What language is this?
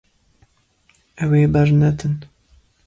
Kurdish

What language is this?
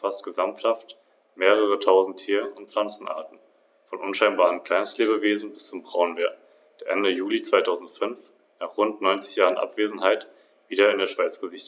German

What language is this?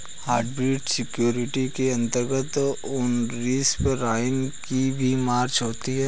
Hindi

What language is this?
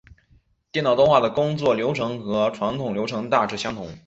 Chinese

